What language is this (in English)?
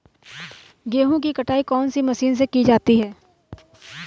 Hindi